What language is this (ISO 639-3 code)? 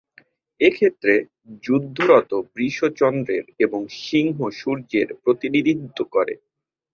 ben